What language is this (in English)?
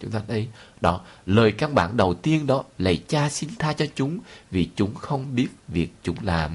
Vietnamese